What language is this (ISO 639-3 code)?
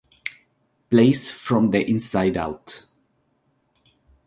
ita